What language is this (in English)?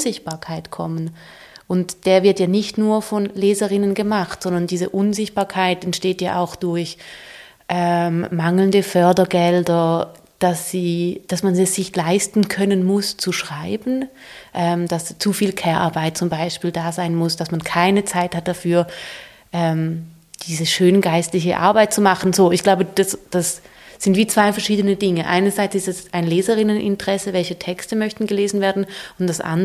German